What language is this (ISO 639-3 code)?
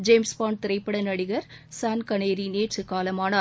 tam